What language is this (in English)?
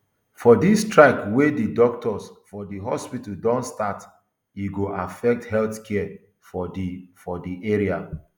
Nigerian Pidgin